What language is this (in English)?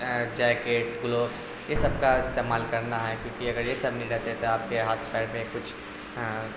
Urdu